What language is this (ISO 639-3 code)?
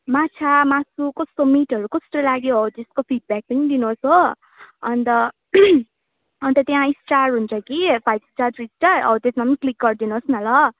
nep